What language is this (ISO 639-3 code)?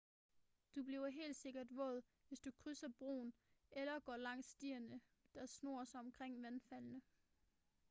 dan